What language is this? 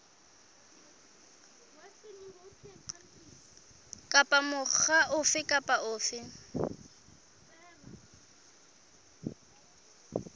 Southern Sotho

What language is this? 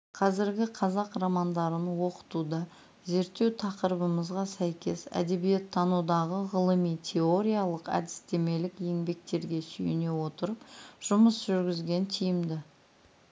Kazakh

